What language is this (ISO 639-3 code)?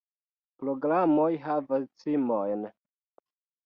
epo